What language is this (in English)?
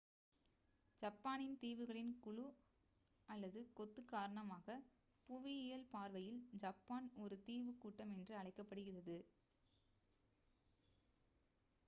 Tamil